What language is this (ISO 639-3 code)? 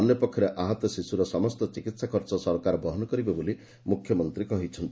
ori